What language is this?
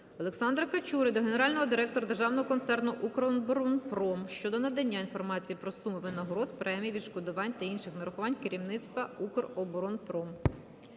Ukrainian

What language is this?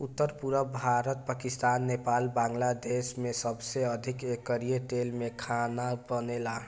Bhojpuri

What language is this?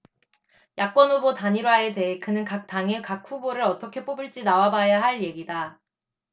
Korean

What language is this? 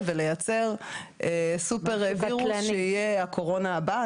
Hebrew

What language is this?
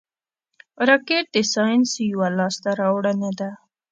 Pashto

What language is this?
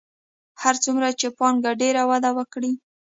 Pashto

